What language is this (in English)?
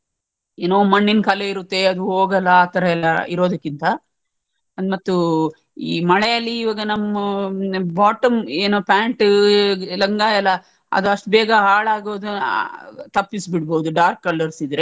Kannada